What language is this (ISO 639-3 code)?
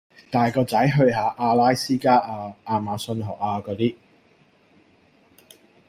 yue